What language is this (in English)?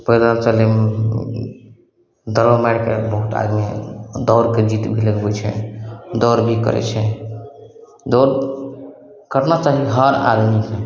Maithili